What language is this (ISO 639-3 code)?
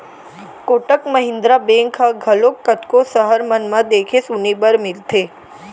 hne